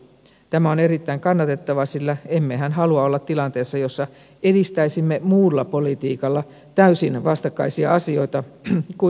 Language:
Finnish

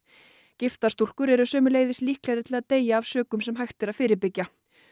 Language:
Icelandic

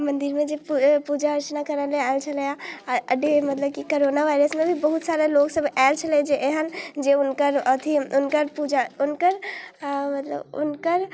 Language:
Maithili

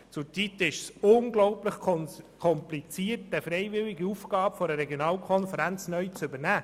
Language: Swiss German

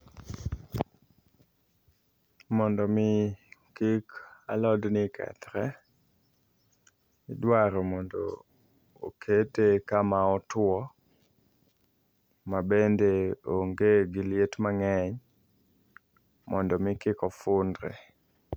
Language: Luo (Kenya and Tanzania)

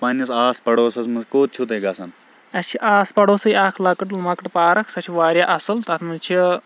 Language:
Kashmiri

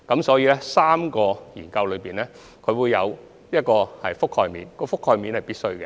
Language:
Cantonese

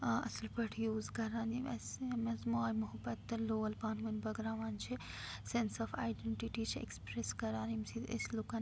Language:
Kashmiri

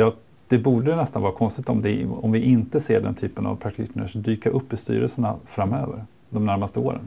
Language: Swedish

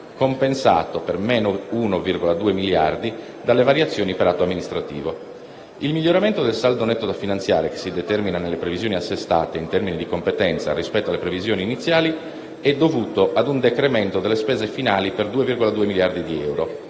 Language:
Italian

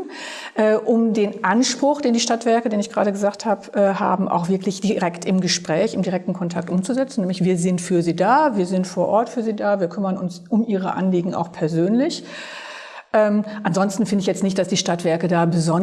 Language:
German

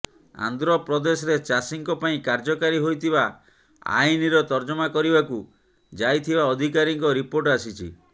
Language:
Odia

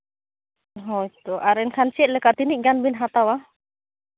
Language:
Santali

